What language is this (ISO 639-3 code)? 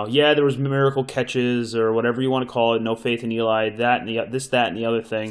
eng